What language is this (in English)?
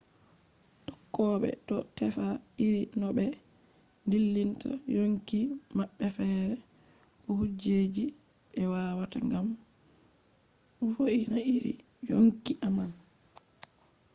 Fula